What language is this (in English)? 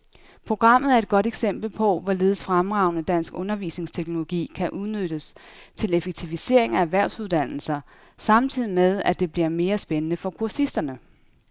Danish